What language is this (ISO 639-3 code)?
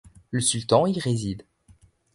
fra